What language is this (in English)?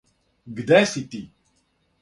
Serbian